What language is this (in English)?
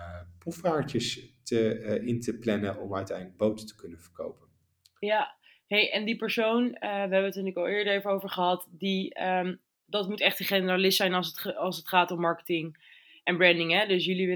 Dutch